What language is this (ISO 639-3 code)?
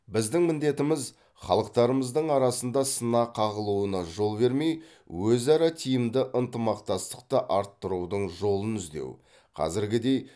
kaz